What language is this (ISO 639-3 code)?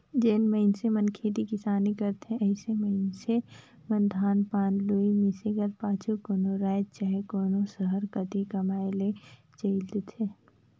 hne